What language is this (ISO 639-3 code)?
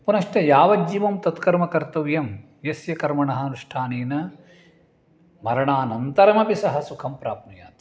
san